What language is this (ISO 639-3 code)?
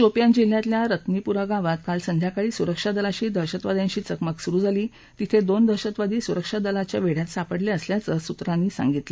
mar